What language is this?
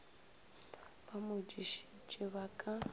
Northern Sotho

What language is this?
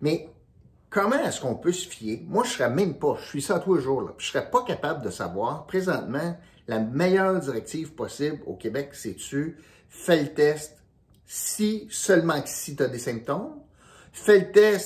French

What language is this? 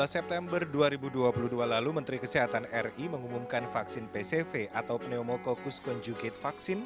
Indonesian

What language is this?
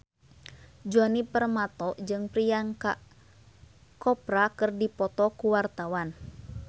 Sundanese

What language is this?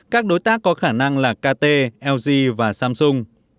Vietnamese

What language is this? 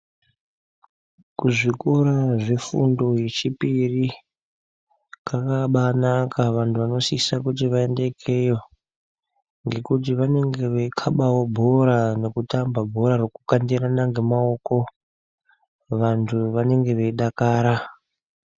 Ndau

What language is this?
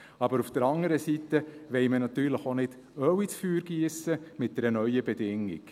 Swiss German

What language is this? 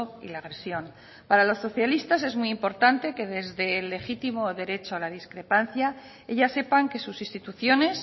Spanish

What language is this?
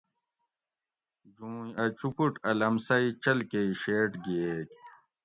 Gawri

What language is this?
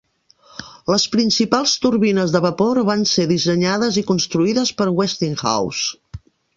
Catalan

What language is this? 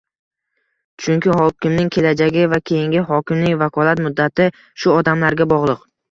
Uzbek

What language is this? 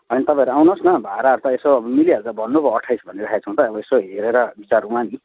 Nepali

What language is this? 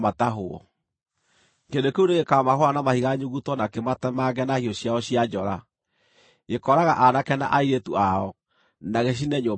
Kikuyu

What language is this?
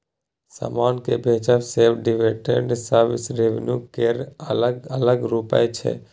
Maithili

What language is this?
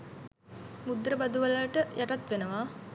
Sinhala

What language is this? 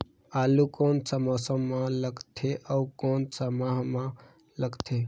Chhattisgarhi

